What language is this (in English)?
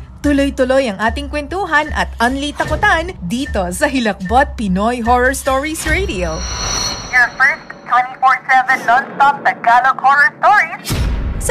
Filipino